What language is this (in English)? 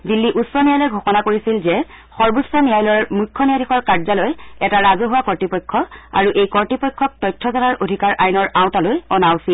Assamese